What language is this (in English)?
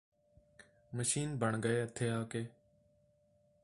Punjabi